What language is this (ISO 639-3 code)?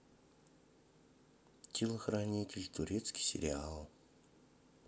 rus